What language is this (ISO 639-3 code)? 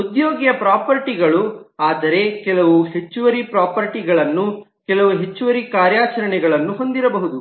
kan